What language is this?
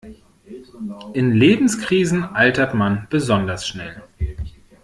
German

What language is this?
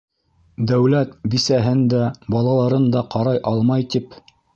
Bashkir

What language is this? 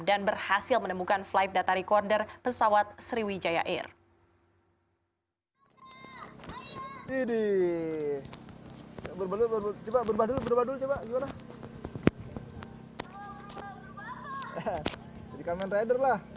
Indonesian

